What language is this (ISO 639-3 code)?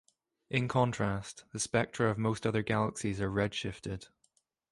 eng